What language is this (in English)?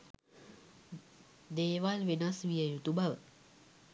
Sinhala